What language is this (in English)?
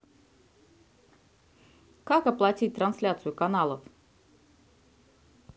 Russian